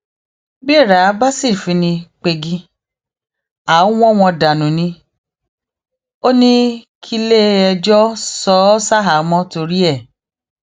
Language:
Yoruba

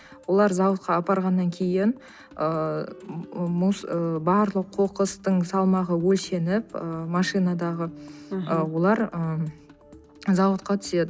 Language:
Kazakh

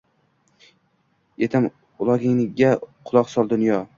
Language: Uzbek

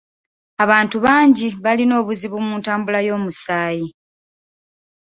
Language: Ganda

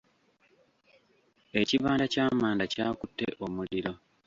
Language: Ganda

